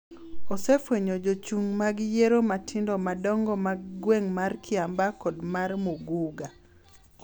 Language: Luo (Kenya and Tanzania)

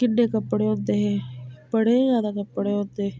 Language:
Dogri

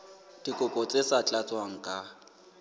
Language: Southern Sotho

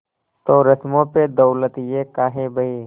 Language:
Hindi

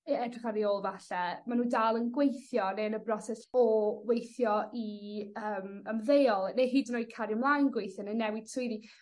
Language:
Welsh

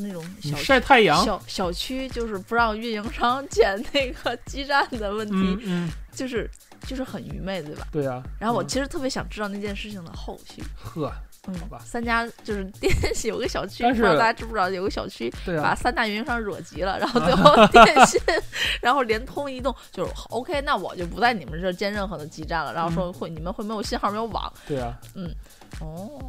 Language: Chinese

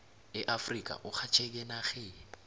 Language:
South Ndebele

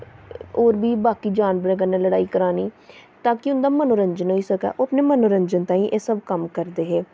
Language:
Dogri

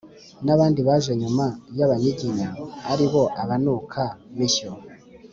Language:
Kinyarwanda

